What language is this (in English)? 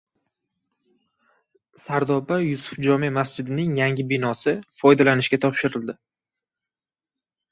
Uzbek